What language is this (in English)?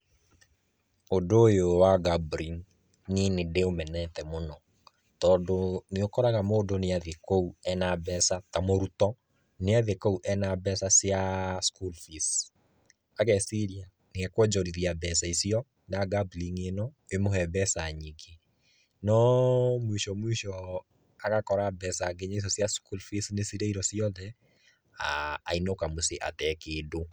Kikuyu